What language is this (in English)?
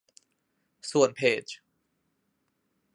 Thai